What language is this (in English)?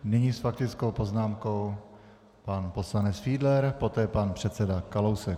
Czech